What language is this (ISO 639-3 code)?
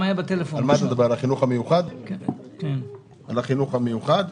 heb